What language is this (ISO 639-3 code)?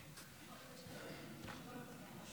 heb